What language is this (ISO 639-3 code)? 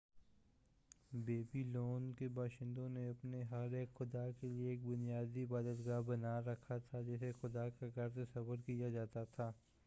urd